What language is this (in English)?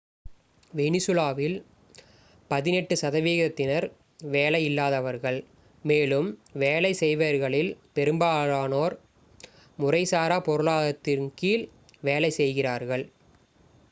Tamil